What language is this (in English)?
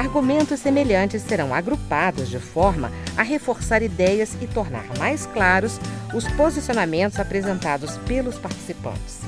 Portuguese